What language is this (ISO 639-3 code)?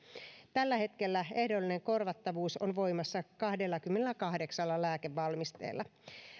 fin